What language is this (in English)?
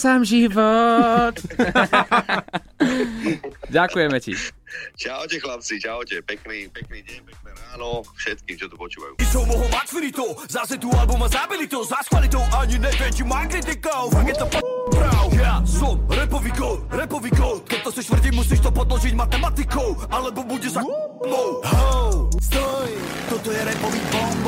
Slovak